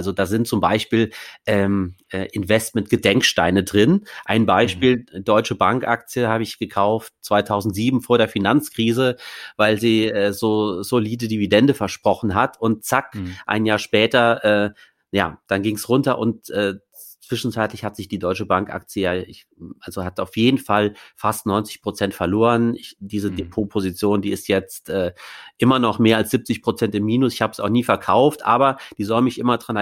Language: German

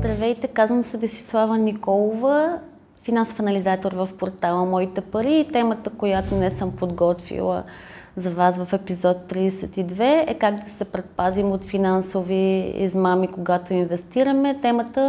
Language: Bulgarian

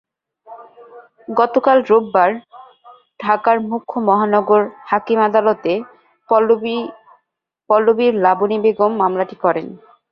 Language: Bangla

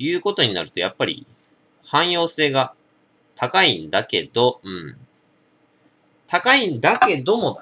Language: Japanese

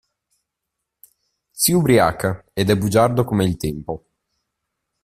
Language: Italian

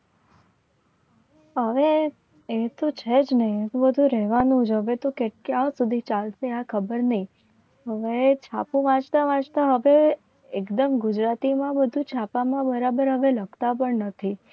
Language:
Gujarati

